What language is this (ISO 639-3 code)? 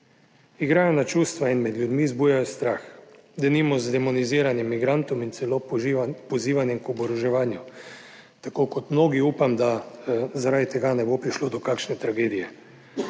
slv